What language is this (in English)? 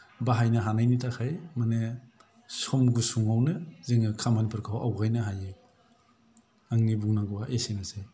Bodo